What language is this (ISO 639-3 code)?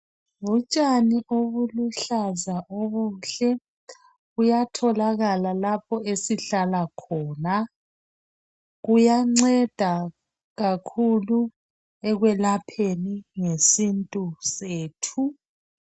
nde